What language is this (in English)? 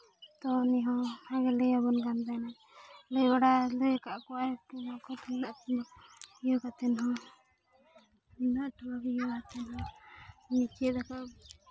Santali